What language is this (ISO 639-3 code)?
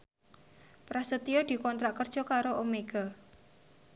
jav